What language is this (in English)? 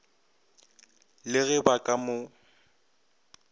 Northern Sotho